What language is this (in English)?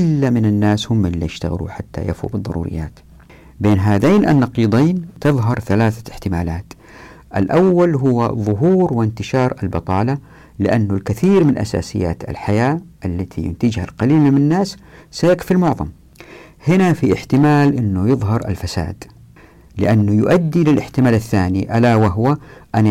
Arabic